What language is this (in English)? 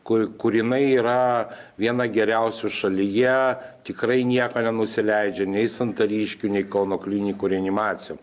Lithuanian